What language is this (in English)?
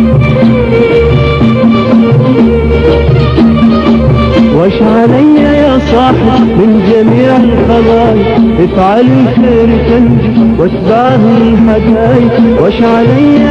Arabic